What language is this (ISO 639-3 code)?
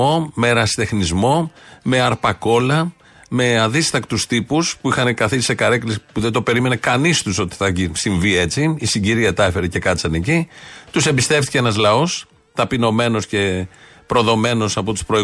ell